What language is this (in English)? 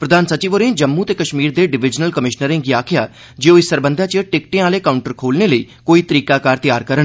Dogri